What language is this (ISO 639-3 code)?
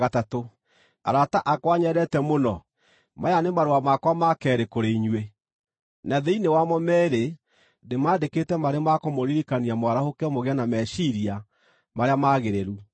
kik